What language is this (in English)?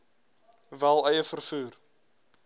Afrikaans